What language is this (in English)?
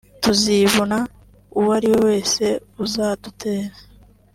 Kinyarwanda